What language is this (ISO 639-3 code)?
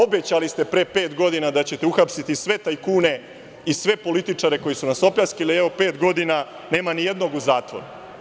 srp